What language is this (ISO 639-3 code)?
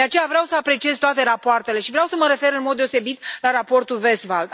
ron